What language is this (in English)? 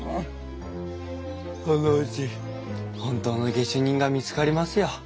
Japanese